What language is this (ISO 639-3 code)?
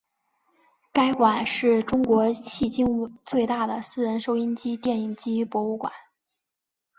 zho